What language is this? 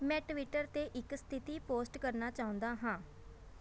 Punjabi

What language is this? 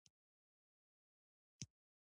Pashto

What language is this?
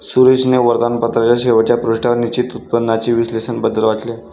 Marathi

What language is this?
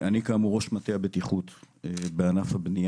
Hebrew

